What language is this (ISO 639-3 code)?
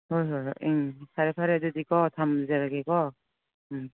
mni